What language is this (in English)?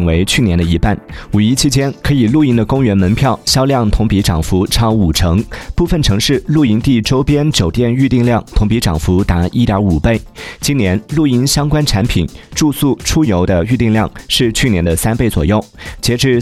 Chinese